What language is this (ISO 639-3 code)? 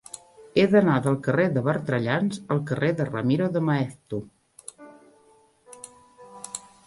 cat